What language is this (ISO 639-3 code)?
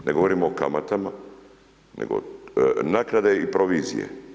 hrv